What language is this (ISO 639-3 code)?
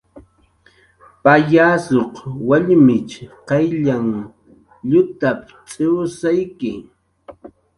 jqr